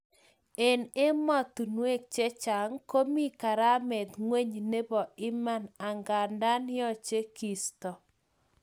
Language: Kalenjin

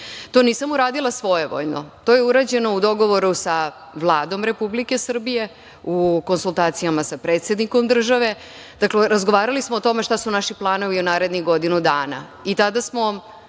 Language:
Serbian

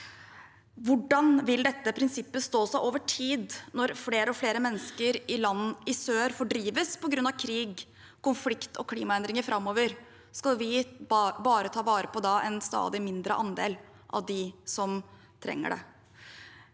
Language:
Norwegian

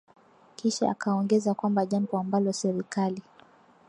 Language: Swahili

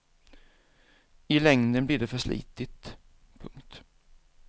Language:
Swedish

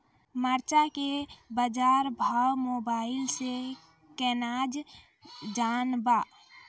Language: Maithili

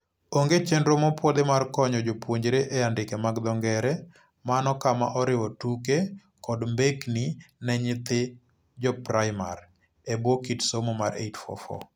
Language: Luo (Kenya and Tanzania)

